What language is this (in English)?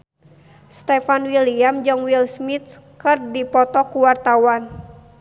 Sundanese